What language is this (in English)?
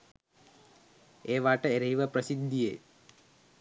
Sinhala